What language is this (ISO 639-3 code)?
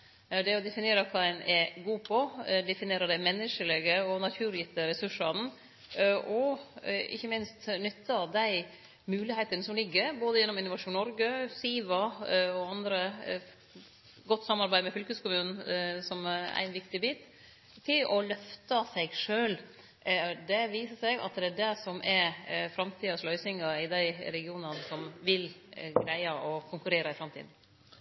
nno